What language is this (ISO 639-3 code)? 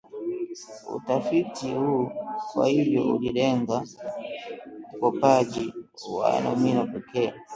swa